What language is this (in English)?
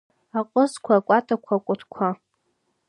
Abkhazian